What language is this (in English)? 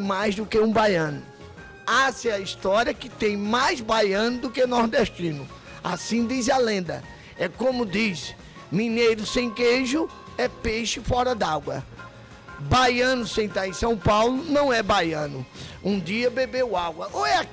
Portuguese